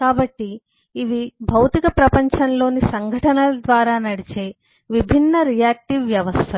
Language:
Telugu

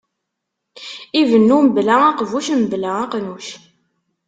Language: Kabyle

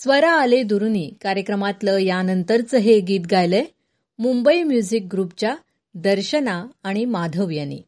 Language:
Marathi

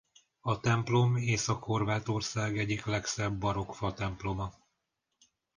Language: Hungarian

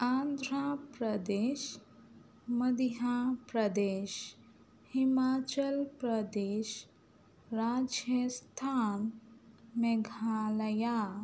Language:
Urdu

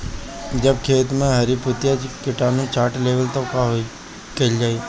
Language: Bhojpuri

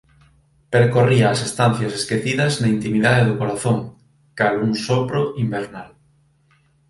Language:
Galician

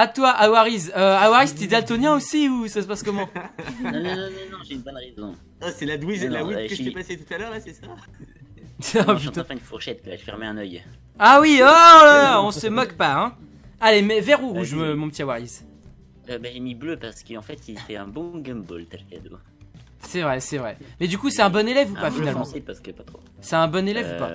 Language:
French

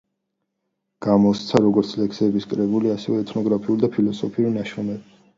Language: Georgian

